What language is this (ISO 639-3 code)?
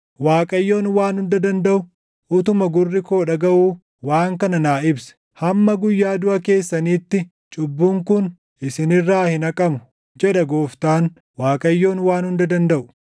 orm